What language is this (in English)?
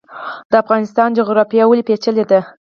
Pashto